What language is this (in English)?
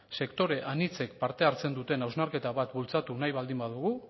Basque